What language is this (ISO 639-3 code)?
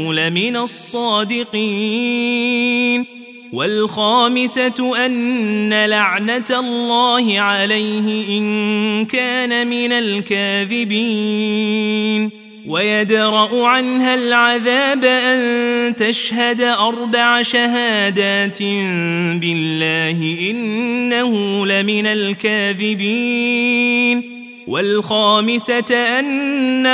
ara